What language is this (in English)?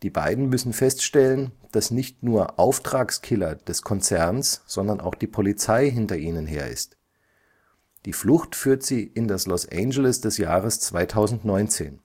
German